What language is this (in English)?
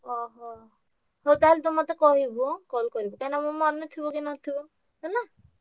Odia